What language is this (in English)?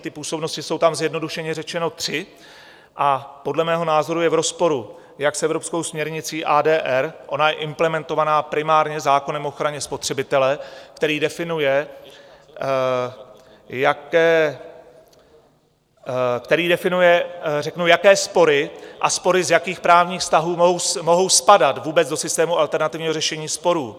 Czech